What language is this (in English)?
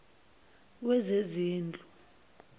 Zulu